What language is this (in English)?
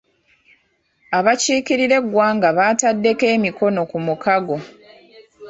Ganda